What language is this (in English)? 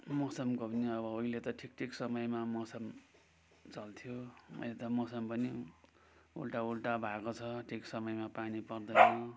Nepali